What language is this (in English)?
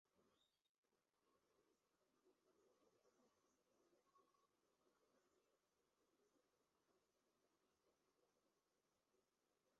Bangla